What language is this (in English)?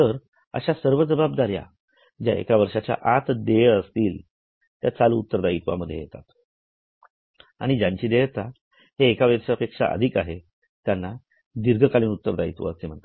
Marathi